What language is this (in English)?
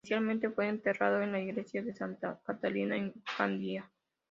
Spanish